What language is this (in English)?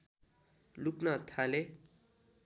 Nepali